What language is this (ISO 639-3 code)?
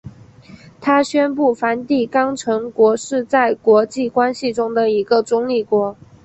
zho